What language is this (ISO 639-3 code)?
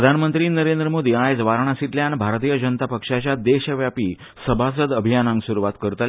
kok